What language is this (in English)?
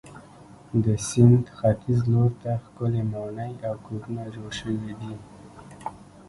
Pashto